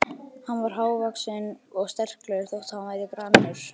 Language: Icelandic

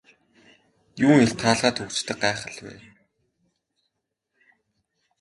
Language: Mongolian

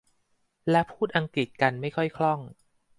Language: Thai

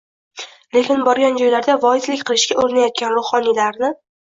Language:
Uzbek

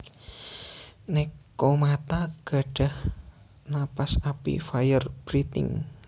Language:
Javanese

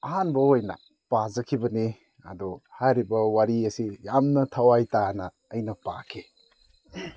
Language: Manipuri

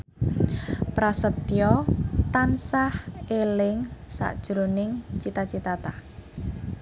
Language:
Javanese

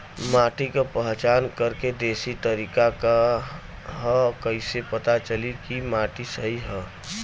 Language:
Bhojpuri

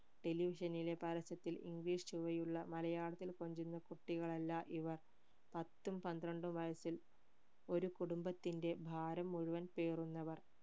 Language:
Malayalam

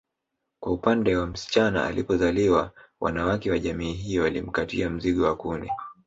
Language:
Swahili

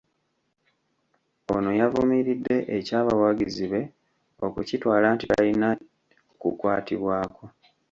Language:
Ganda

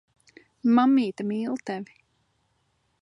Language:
Latvian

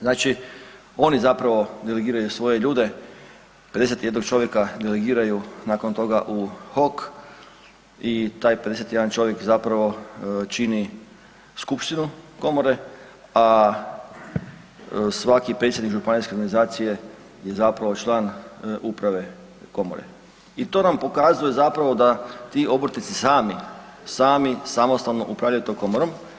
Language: Croatian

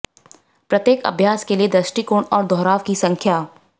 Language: Hindi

